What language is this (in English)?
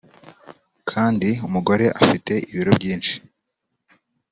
Kinyarwanda